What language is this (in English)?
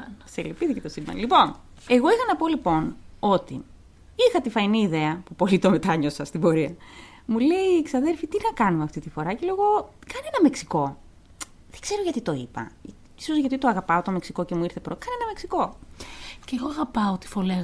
Greek